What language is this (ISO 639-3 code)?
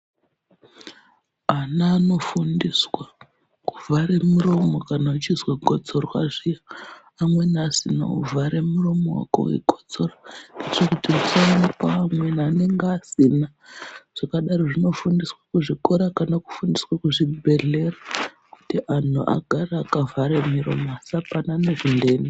ndc